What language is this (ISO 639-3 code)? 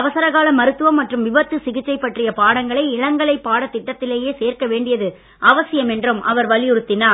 tam